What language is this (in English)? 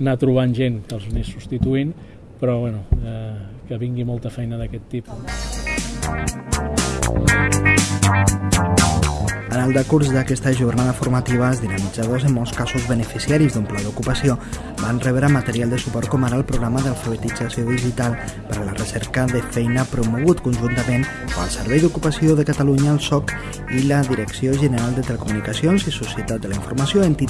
Catalan